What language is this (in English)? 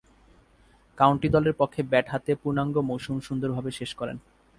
Bangla